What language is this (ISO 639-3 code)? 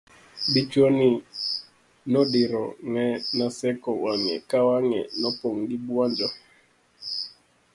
luo